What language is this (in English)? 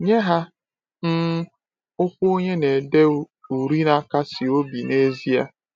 Igbo